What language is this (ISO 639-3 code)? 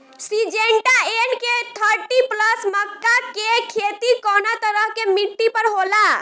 bho